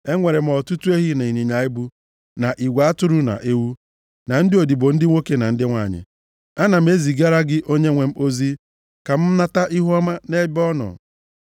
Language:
Igbo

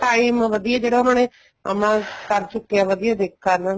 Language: Punjabi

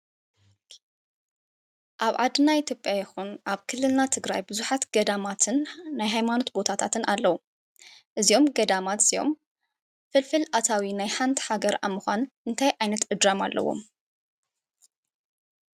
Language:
Tigrinya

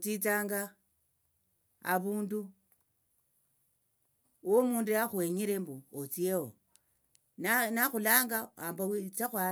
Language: Tsotso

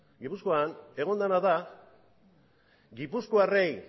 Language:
Basque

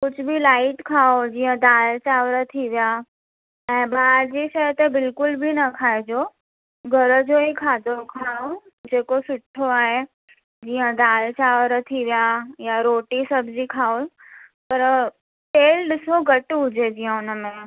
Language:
Sindhi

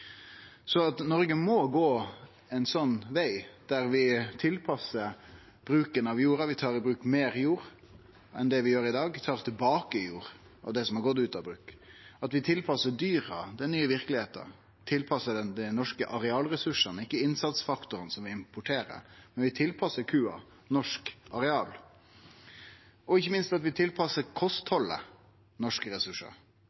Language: Norwegian Nynorsk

